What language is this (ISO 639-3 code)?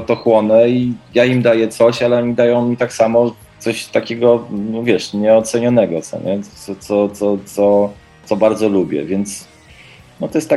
pol